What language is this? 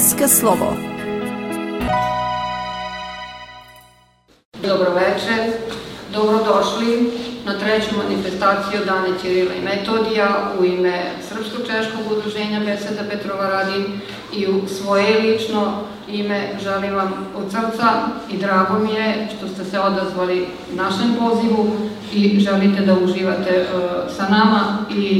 Czech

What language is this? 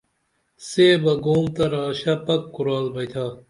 Dameli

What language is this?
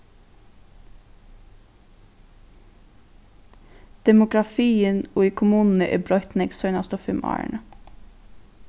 Faroese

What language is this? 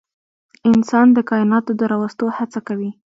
Pashto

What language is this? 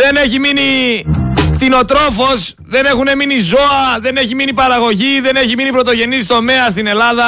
Greek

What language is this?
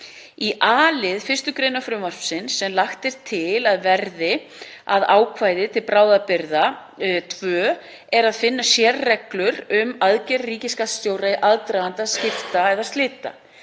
Icelandic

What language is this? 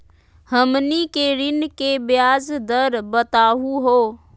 Magahi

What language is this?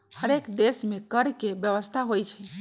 Magahi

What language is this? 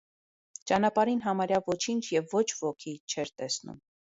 Armenian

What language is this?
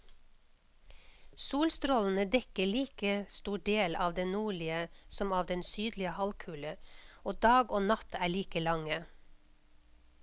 Norwegian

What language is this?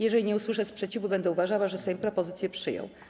Polish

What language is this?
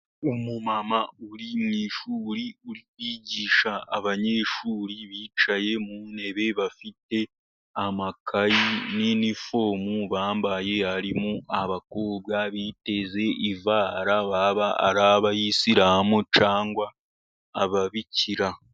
Kinyarwanda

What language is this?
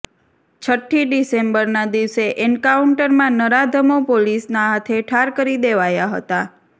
Gujarati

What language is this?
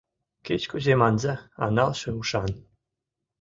Mari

